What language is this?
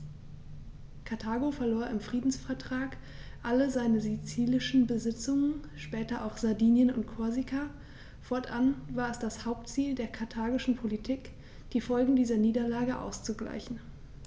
German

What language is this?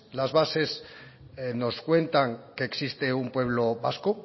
Spanish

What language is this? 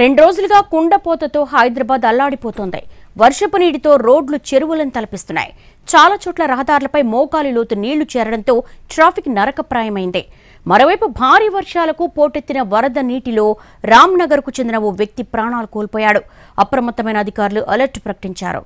Telugu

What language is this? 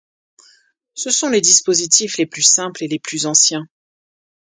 French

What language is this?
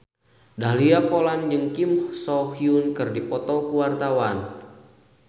Sundanese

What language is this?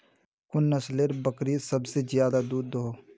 Magahi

